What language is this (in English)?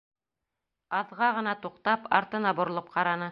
Bashkir